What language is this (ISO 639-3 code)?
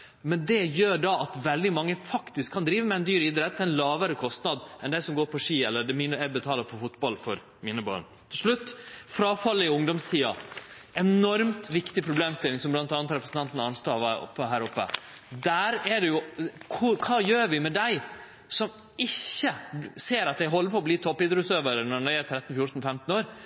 nno